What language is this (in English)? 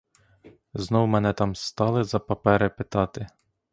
Ukrainian